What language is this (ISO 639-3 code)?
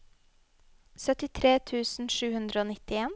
nor